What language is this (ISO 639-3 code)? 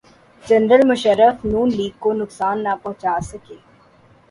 urd